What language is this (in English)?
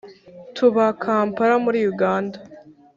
Kinyarwanda